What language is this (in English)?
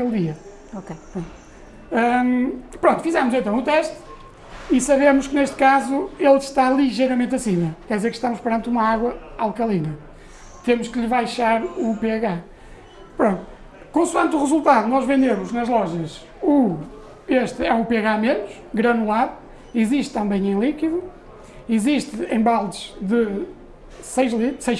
Portuguese